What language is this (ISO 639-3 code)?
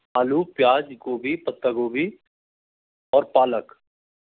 hin